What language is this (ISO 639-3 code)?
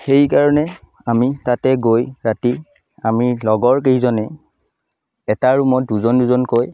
asm